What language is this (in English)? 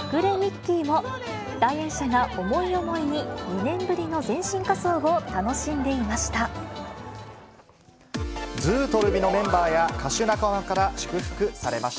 Japanese